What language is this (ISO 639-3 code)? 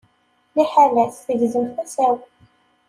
kab